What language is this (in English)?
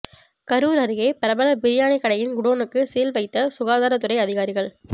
Tamil